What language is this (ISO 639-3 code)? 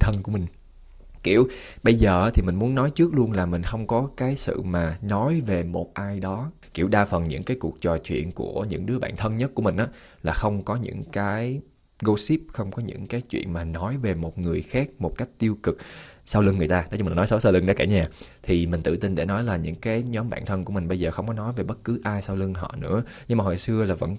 vie